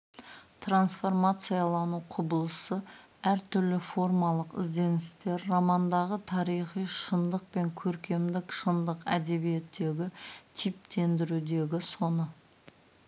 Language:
Kazakh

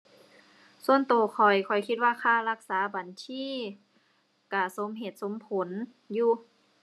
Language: Thai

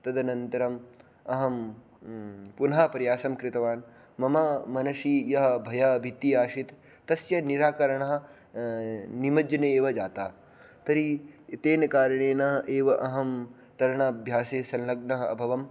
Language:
Sanskrit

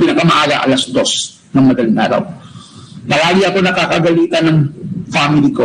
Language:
Filipino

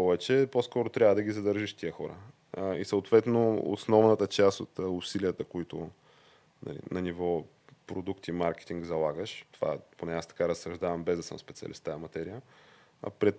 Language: Bulgarian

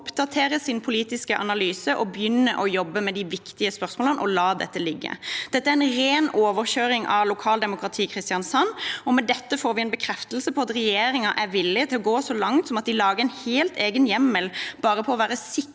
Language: Norwegian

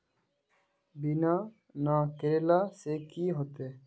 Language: Magahi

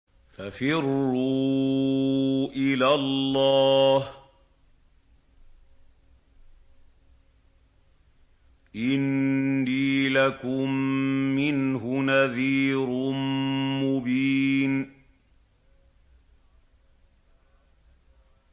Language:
Arabic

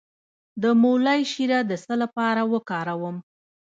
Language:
Pashto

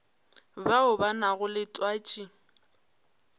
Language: Northern Sotho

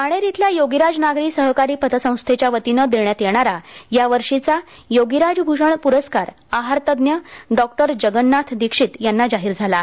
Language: Marathi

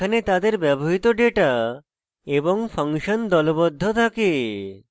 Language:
Bangla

